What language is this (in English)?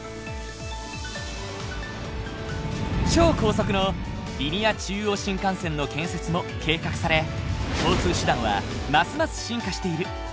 Japanese